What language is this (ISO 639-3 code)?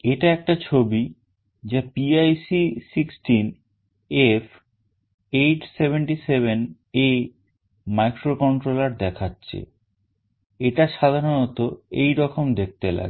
ben